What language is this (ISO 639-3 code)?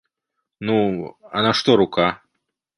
bel